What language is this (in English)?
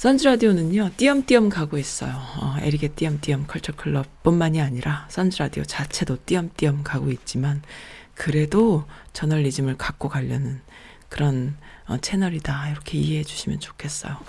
Korean